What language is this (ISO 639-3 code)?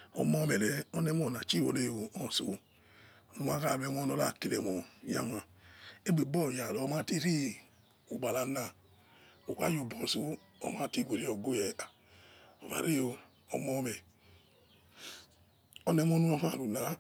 ets